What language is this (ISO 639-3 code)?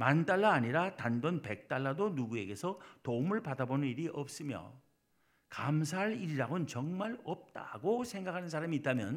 kor